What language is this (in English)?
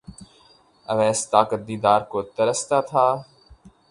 Urdu